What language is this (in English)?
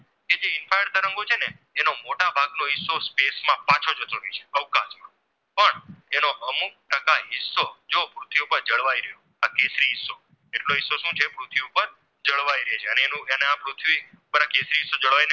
Gujarati